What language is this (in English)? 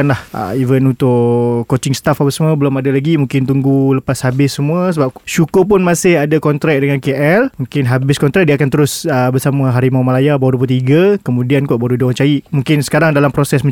Malay